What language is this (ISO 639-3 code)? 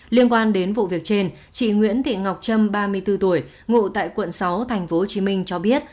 vie